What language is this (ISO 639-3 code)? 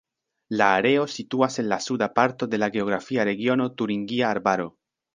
epo